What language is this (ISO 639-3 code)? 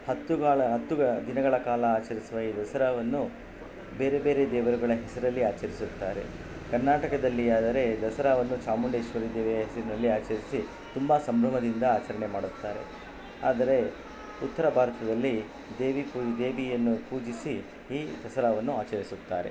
kan